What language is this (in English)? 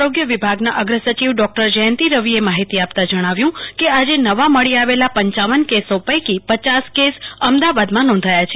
Gujarati